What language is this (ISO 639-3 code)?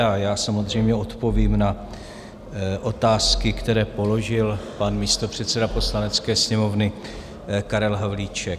ces